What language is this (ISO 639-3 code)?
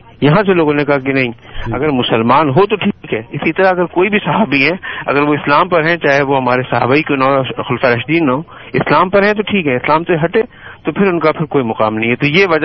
urd